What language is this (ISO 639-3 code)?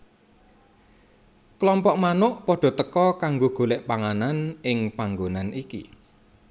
jav